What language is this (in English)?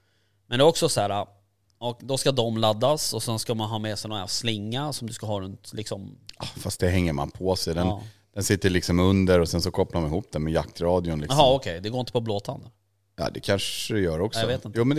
Swedish